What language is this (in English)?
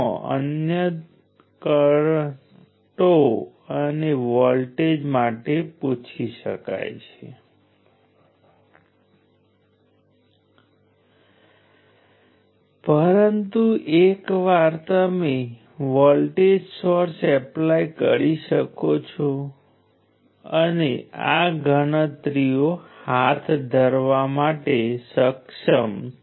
Gujarati